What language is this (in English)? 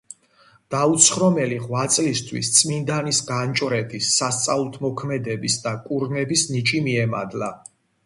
Georgian